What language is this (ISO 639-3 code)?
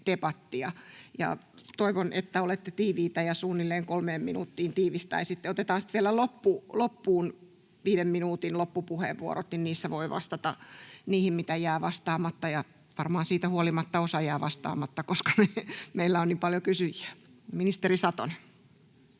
fin